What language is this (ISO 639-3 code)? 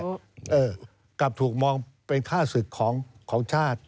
tha